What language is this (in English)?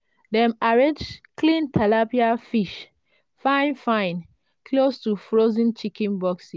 Nigerian Pidgin